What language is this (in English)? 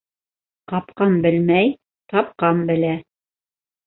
Bashkir